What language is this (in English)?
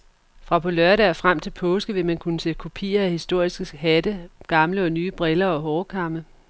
Danish